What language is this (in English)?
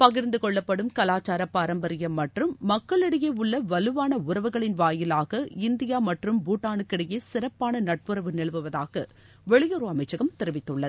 Tamil